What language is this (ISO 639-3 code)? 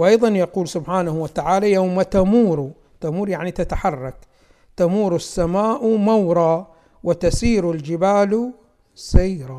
ara